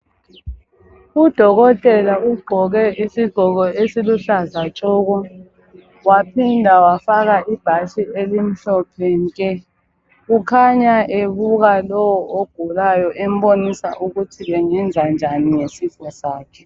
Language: North Ndebele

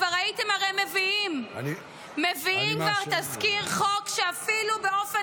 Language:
Hebrew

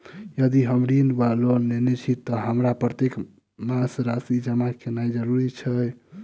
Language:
Maithili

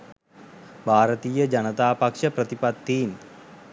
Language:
Sinhala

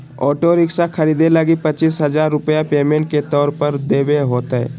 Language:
Magahi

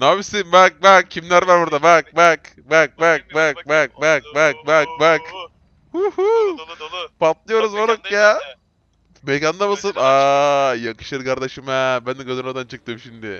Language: Turkish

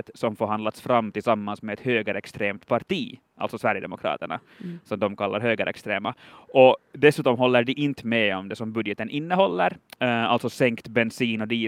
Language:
Swedish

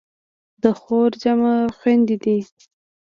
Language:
Pashto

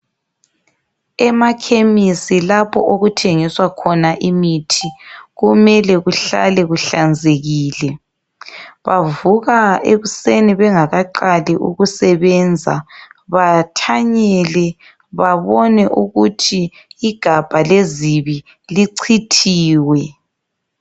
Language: North Ndebele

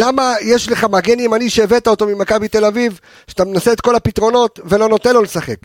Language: Hebrew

